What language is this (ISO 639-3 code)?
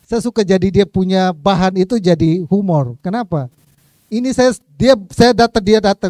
ind